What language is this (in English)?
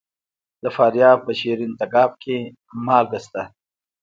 Pashto